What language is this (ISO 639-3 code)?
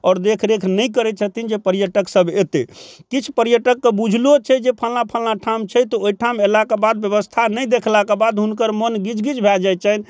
mai